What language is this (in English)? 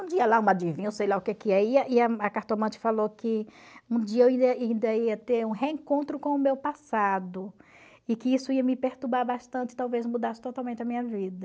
Portuguese